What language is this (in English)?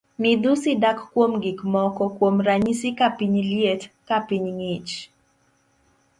Luo (Kenya and Tanzania)